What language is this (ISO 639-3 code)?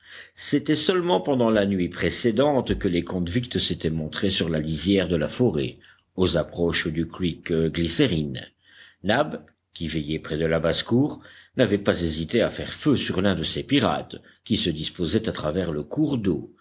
fra